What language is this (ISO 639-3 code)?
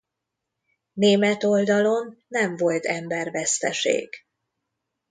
hun